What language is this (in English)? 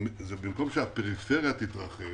Hebrew